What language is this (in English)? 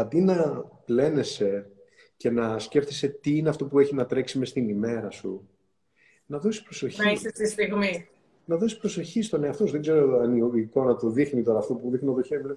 Greek